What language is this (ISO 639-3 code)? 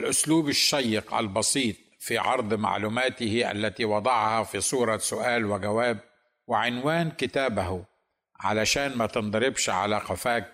ara